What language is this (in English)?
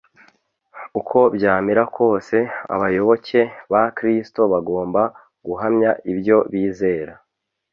Kinyarwanda